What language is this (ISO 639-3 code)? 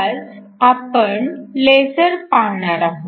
mar